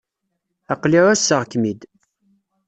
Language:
Kabyle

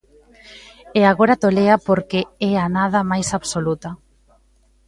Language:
Galician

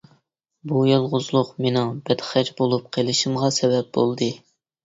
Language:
Uyghur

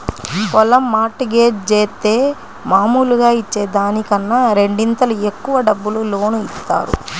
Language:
Telugu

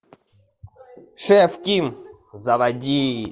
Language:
Russian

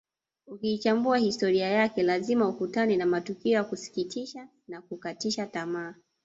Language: Swahili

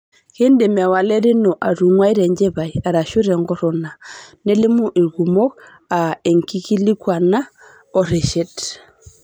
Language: Masai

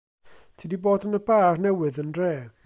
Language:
Welsh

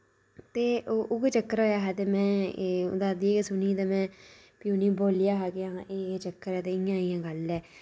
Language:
Dogri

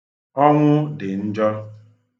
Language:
Igbo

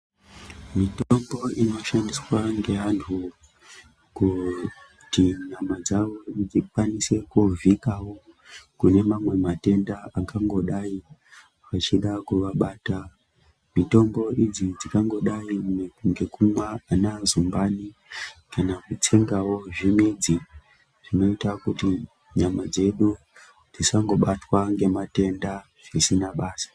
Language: Ndau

